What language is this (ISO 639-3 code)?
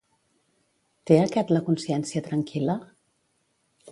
cat